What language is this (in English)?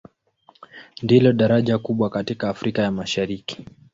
Swahili